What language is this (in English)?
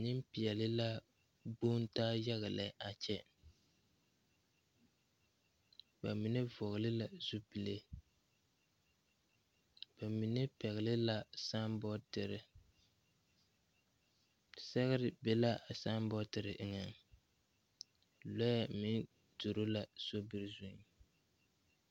Southern Dagaare